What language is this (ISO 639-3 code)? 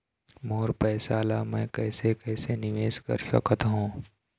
hne